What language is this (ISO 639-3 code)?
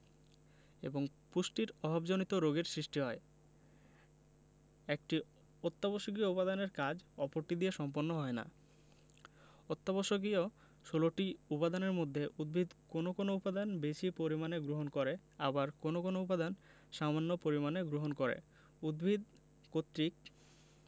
ben